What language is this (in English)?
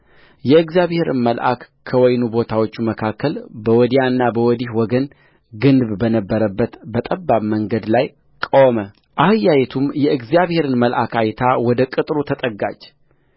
Amharic